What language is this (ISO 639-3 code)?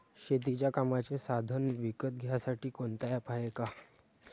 mar